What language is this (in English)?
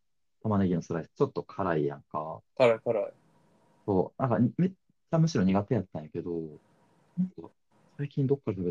Japanese